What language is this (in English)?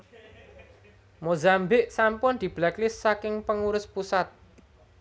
Javanese